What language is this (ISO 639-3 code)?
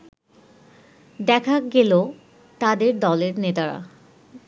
ben